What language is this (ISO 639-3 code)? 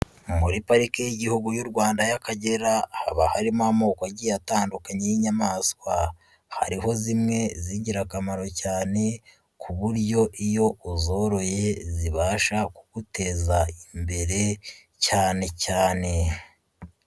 kin